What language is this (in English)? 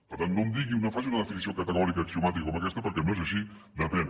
Catalan